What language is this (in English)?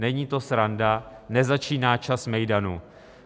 Czech